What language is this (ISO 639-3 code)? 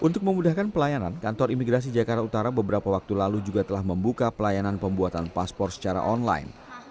ind